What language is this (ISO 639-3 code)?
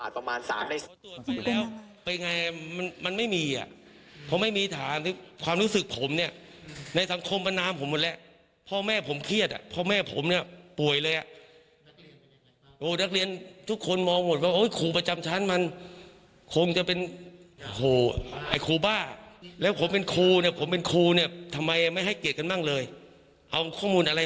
tha